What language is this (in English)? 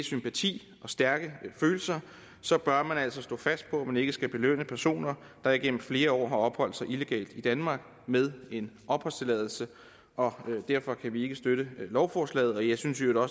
Danish